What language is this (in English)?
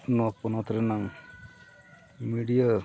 Santali